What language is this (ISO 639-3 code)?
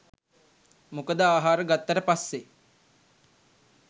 sin